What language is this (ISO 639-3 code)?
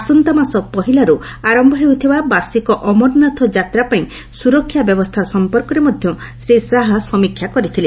ori